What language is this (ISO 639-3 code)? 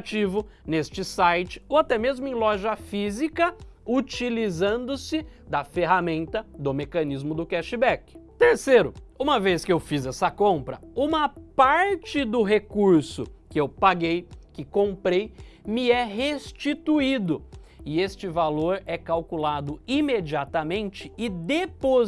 por